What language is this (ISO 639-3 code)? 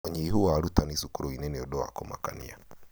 kik